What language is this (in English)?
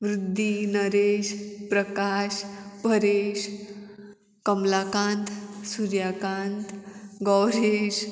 Konkani